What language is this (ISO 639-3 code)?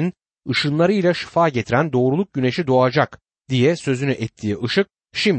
tur